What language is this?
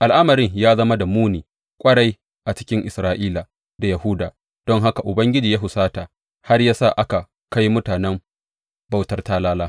Hausa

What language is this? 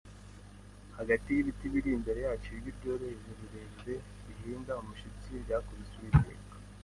Kinyarwanda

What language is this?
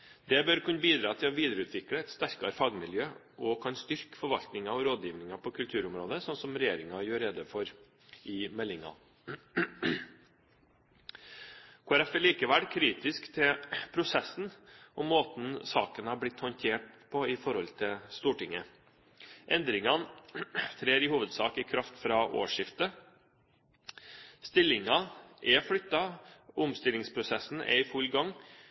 Norwegian Bokmål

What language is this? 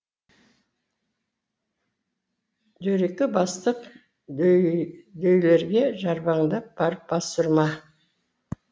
Kazakh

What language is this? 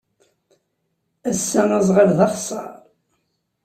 Kabyle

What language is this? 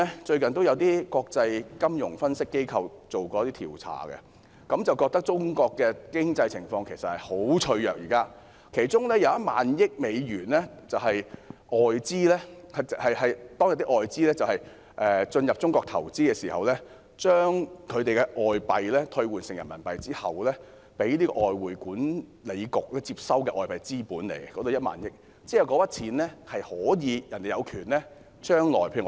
Cantonese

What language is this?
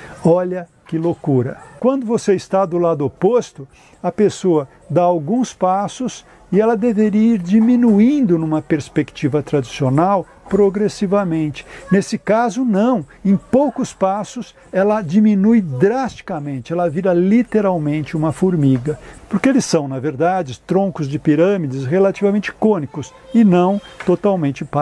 Portuguese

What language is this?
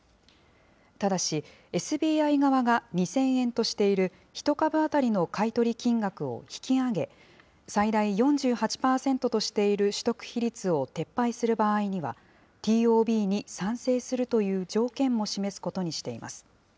Japanese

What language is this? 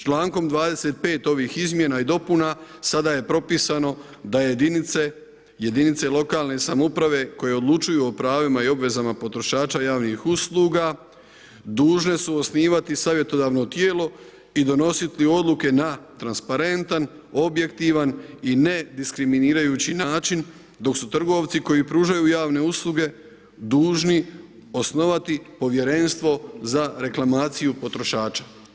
Croatian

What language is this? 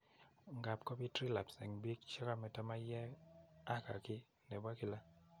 Kalenjin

